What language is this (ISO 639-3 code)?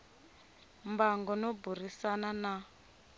tso